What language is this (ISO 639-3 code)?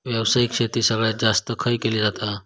mar